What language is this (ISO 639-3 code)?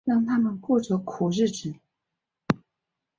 zho